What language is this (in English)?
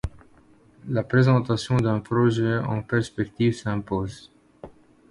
French